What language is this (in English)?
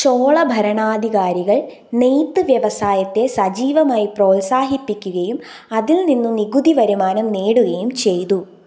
Malayalam